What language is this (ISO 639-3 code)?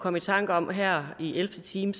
dan